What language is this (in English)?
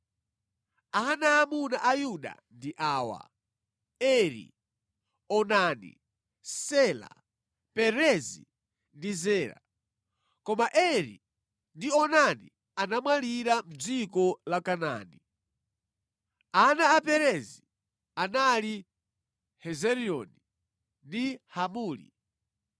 Nyanja